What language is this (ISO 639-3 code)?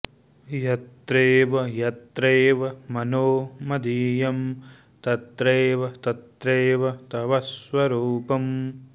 san